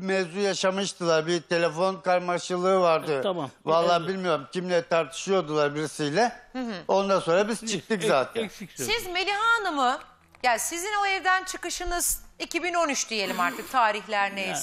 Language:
Turkish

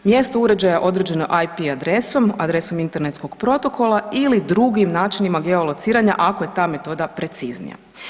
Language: Croatian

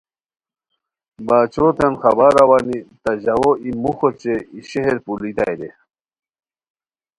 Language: Khowar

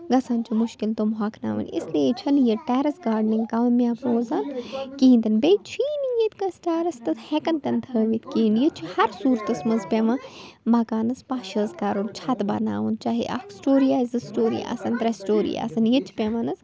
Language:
Kashmiri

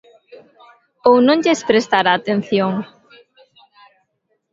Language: Galician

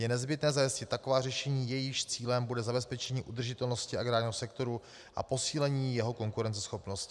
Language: Czech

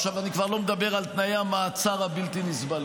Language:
Hebrew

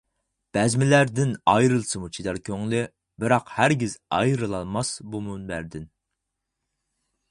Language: Uyghur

